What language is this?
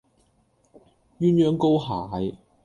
Cantonese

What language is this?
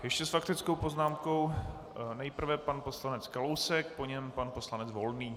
Czech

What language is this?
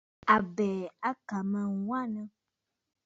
Bafut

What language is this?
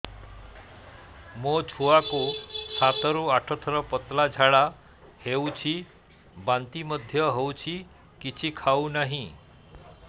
Odia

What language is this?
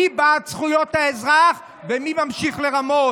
Hebrew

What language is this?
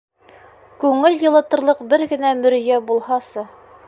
Bashkir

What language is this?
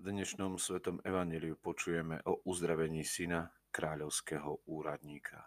Slovak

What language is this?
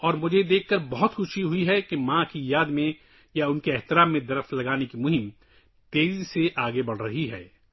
Urdu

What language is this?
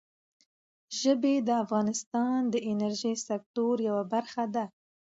Pashto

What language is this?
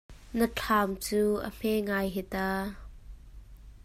Hakha Chin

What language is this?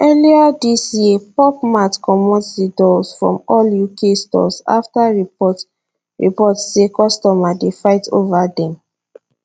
Nigerian Pidgin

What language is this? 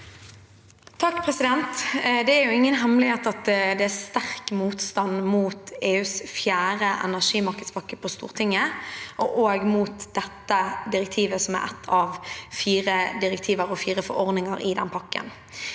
Norwegian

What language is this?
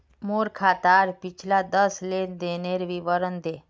Magahi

